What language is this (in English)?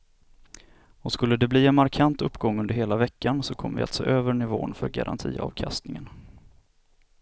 Swedish